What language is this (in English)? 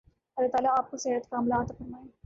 Urdu